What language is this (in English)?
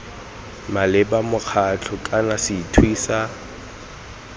Tswana